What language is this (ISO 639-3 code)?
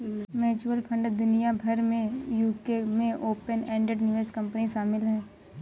hin